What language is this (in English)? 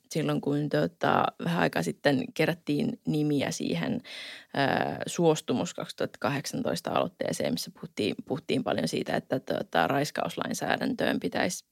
Finnish